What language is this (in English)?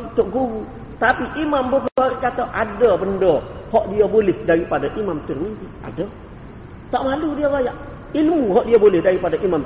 Malay